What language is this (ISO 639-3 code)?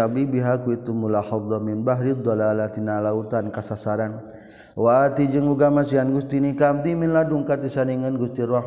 msa